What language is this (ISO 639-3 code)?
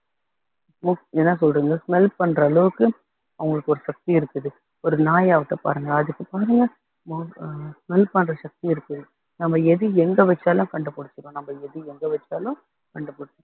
tam